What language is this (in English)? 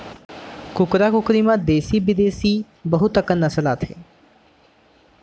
Chhattisgarhi